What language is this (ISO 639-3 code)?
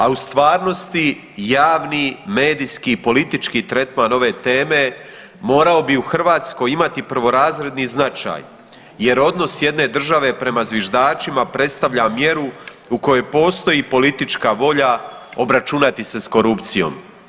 hrv